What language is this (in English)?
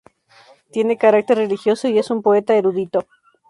Spanish